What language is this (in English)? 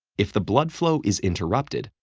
English